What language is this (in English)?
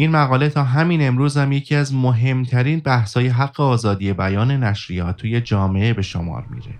Persian